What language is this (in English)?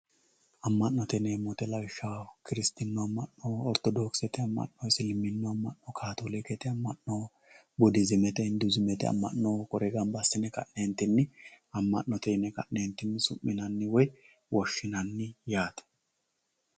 Sidamo